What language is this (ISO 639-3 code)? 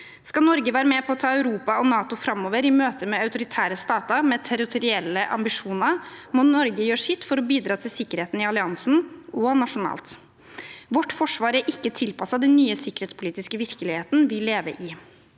nor